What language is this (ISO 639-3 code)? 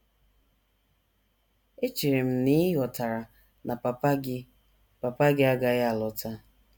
ibo